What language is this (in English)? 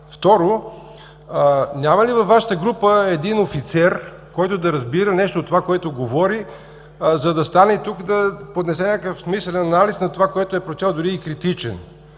Bulgarian